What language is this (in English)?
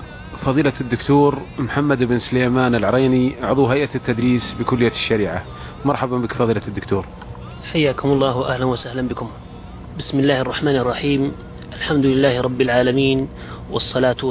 Arabic